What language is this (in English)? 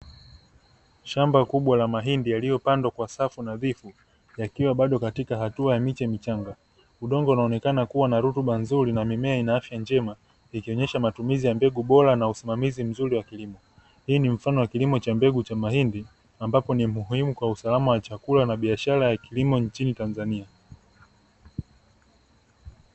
Swahili